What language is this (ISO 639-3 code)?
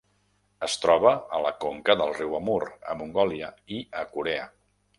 cat